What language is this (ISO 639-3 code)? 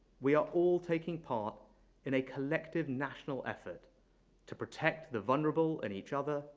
eng